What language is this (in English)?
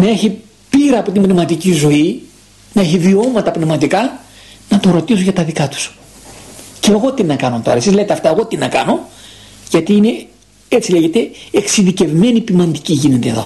Greek